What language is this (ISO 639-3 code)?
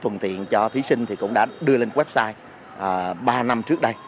vie